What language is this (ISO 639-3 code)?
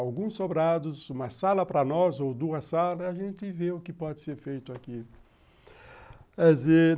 por